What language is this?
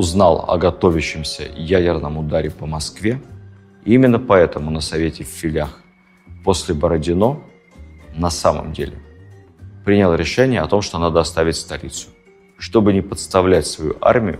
Russian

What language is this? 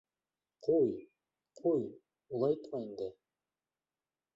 Bashkir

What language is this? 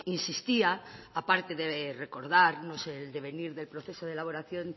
Spanish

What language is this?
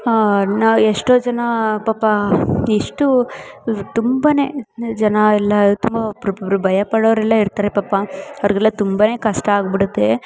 Kannada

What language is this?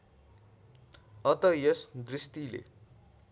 Nepali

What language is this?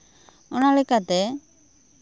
Santali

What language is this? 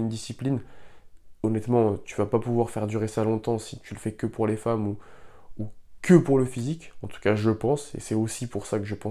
French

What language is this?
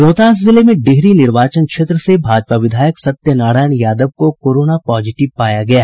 Hindi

